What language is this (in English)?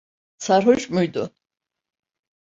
Turkish